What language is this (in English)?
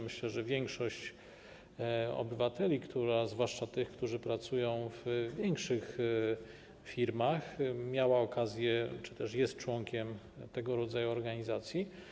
Polish